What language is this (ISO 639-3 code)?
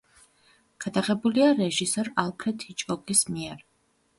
kat